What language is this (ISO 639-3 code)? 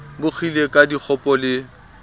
sot